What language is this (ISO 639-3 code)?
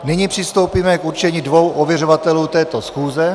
ces